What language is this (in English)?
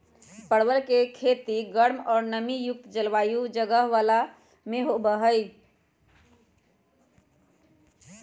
Magahi